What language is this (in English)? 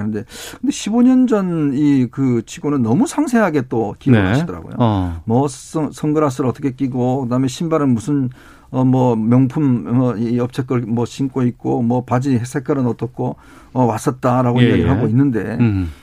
Korean